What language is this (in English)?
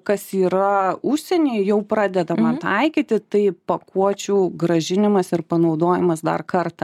Lithuanian